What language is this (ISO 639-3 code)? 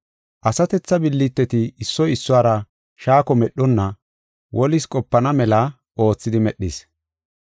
gof